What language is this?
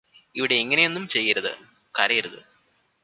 Malayalam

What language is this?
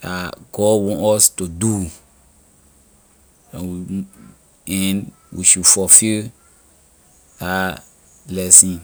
Liberian English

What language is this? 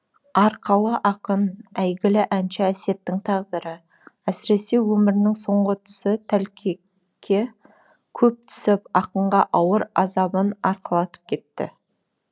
Kazakh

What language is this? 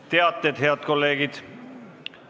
Estonian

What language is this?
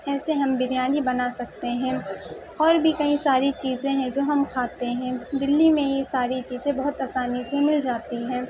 Urdu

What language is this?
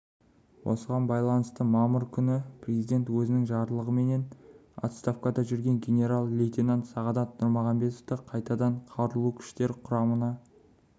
Kazakh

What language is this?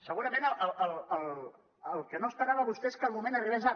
Catalan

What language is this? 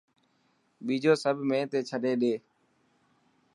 Dhatki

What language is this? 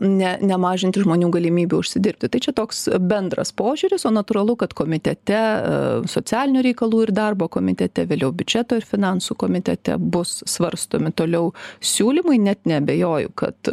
Lithuanian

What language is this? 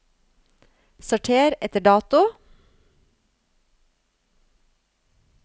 Norwegian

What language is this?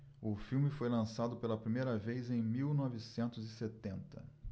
Portuguese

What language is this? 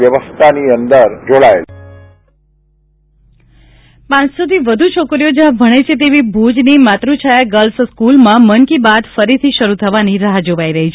Gujarati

